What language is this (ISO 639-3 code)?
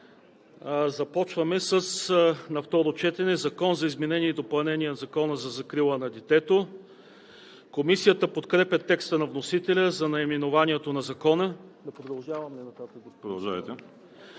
bul